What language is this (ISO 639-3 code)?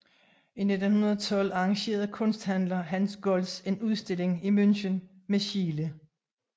dan